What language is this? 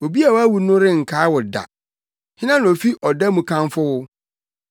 Akan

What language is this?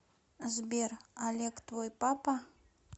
Russian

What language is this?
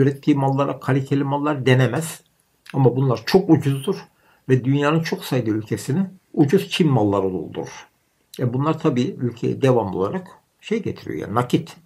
Turkish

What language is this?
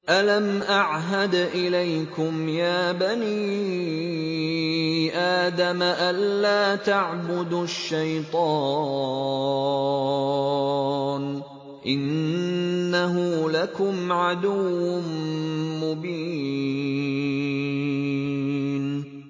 Arabic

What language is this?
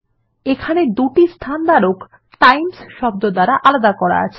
Bangla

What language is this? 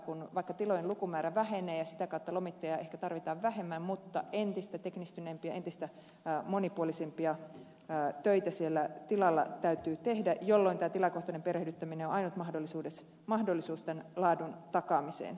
Finnish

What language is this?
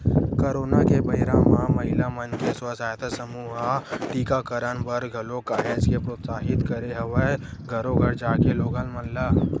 Chhattisgarhi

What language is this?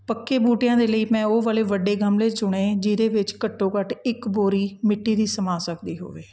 Punjabi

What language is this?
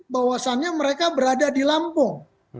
Indonesian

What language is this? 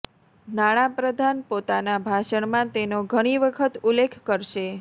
Gujarati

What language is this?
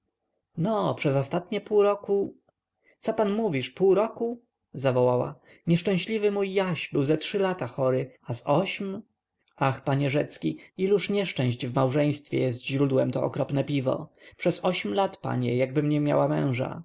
Polish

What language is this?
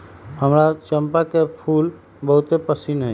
Magahi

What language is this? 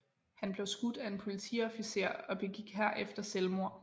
Danish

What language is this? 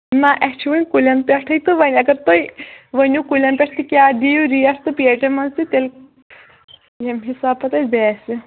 Kashmiri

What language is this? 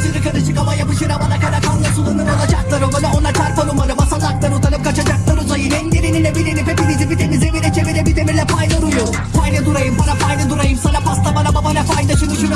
Turkish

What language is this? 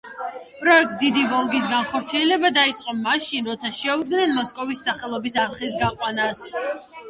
Georgian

